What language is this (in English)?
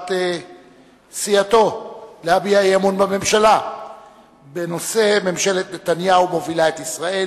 Hebrew